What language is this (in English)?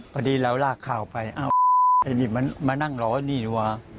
Thai